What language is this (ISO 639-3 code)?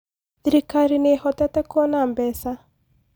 kik